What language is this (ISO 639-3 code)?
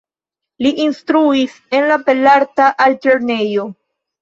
epo